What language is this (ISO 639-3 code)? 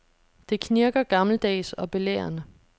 dan